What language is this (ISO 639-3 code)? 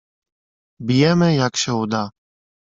pol